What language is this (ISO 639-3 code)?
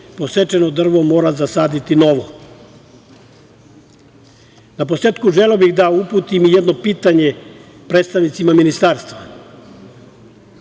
srp